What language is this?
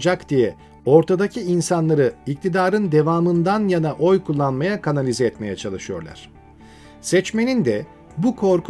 Turkish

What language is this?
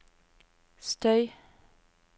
Norwegian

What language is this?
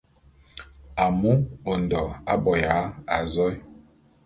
Bulu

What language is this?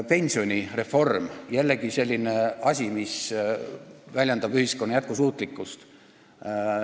Estonian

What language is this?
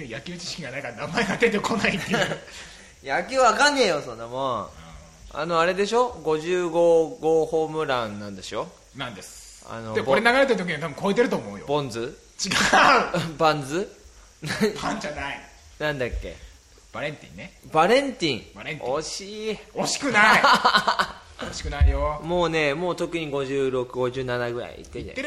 Japanese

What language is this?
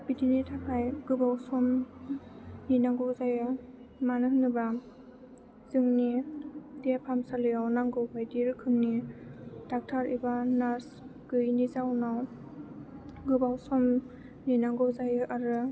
Bodo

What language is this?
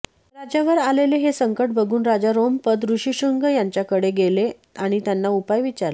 Marathi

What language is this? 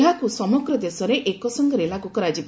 Odia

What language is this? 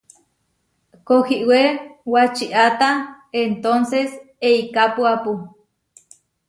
Huarijio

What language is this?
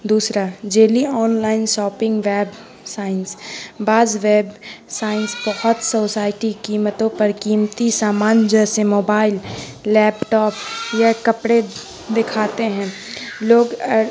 Urdu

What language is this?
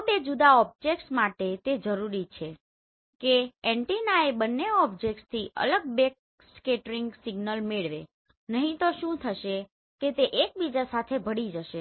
Gujarati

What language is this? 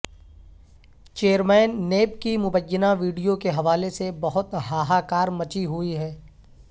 Urdu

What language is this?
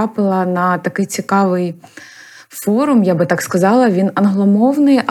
Ukrainian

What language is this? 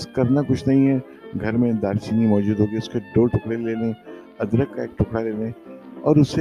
Urdu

